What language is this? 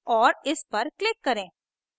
Hindi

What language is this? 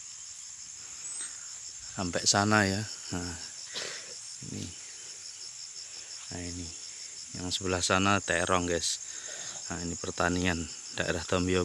Indonesian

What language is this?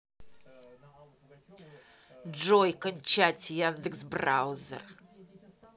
Russian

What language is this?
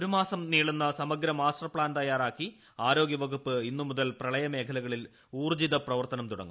Malayalam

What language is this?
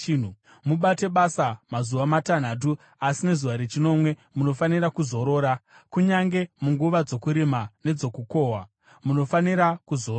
Shona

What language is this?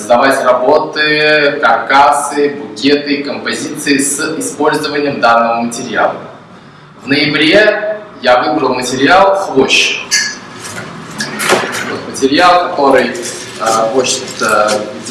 Russian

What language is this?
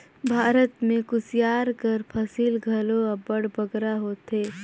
Chhattisgarhi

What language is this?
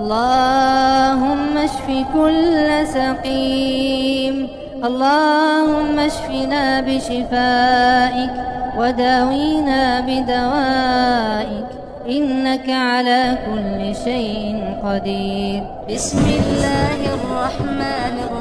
Arabic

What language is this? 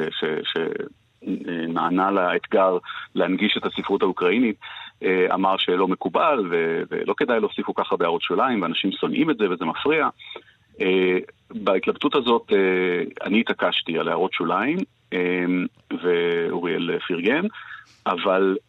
Hebrew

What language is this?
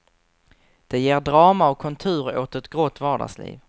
Swedish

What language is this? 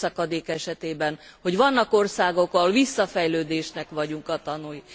Hungarian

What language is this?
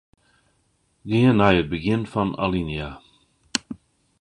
Western Frisian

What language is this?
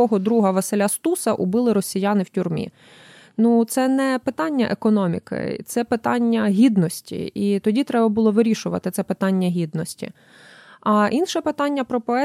Ukrainian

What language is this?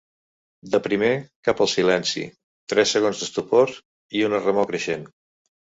Catalan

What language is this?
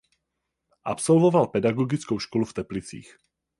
Czech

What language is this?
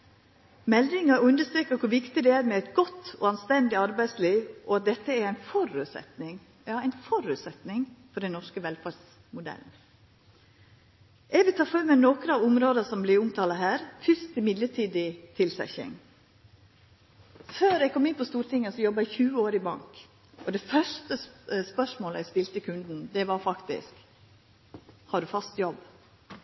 Norwegian Nynorsk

